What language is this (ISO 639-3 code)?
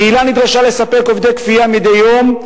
heb